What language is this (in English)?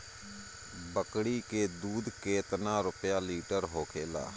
Bhojpuri